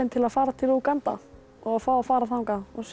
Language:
Icelandic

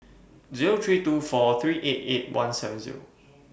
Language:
English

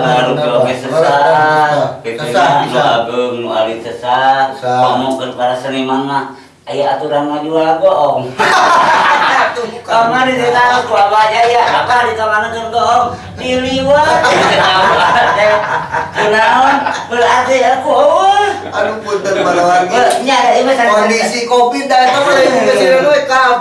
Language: Indonesian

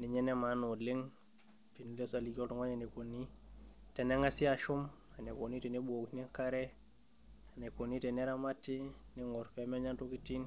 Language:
Masai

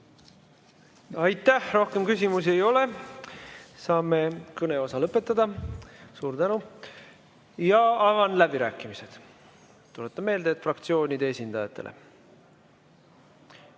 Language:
Estonian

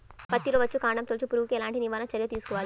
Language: Telugu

